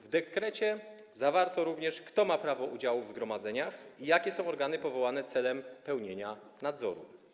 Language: Polish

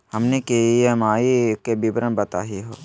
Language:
Magahi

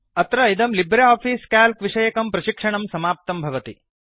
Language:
Sanskrit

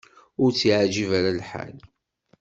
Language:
Kabyle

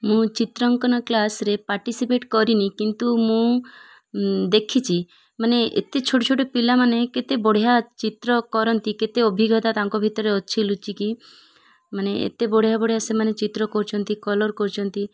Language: Odia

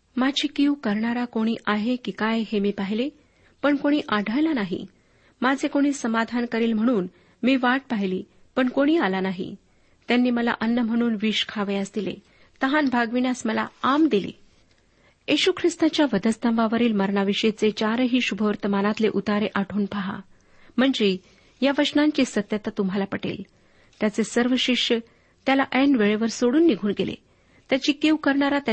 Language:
Marathi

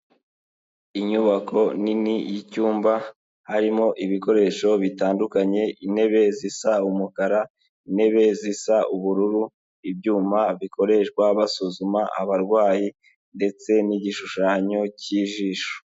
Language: Kinyarwanda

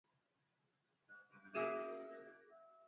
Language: Swahili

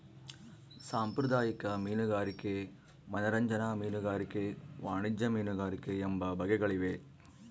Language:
Kannada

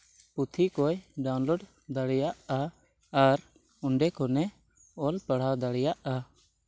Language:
Santali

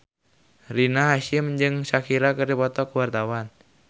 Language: Sundanese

